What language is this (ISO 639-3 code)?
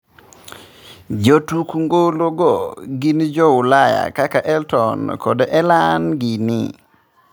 luo